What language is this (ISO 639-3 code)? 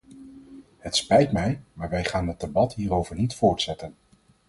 nld